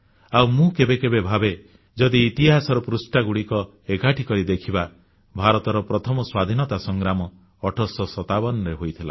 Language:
Odia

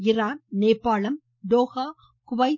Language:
Tamil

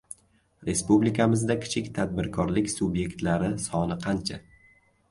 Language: Uzbek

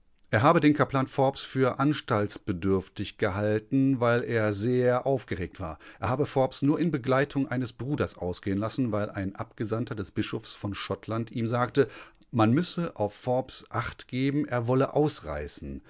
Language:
German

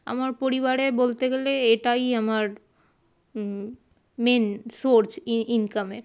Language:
Bangla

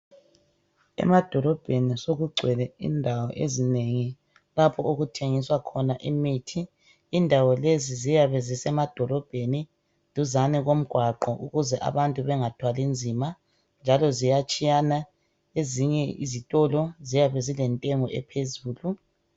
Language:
North Ndebele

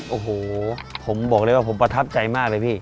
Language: Thai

